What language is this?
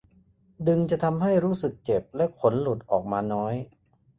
Thai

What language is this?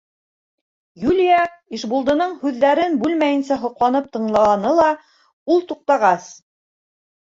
Bashkir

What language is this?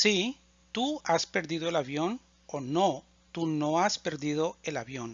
Spanish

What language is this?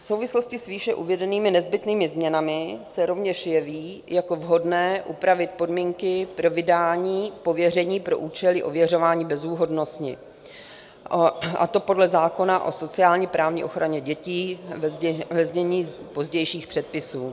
Czech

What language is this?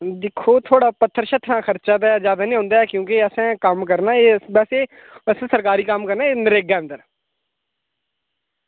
Dogri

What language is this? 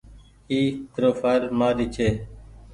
Goaria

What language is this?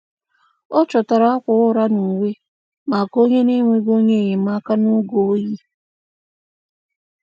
Igbo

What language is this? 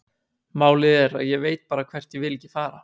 Icelandic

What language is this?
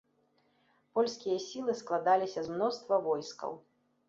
Belarusian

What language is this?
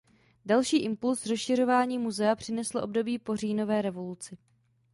Czech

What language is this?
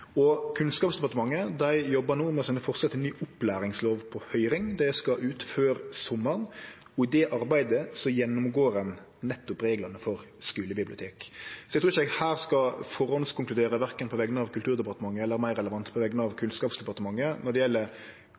Norwegian Nynorsk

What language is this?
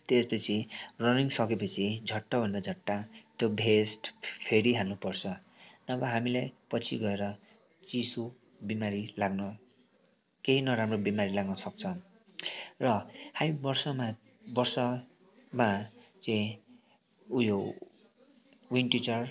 Nepali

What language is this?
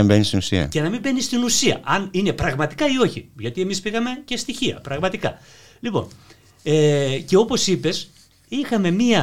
Greek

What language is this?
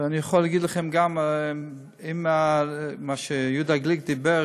Hebrew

